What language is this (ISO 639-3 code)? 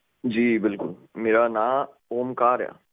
pan